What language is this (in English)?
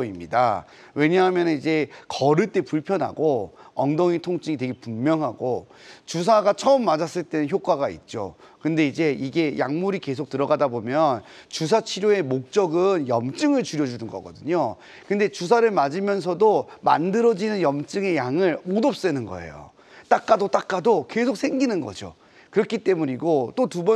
Korean